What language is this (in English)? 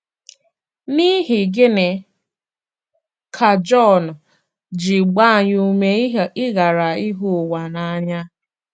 Igbo